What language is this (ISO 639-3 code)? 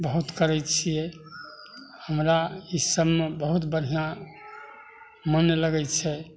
mai